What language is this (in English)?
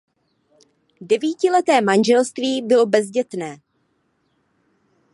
Czech